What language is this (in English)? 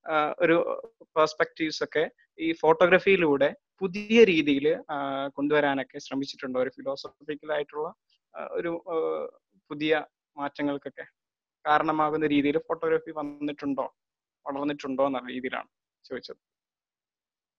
Malayalam